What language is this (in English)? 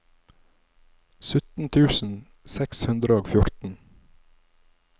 Norwegian